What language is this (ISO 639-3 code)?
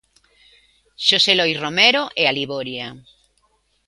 glg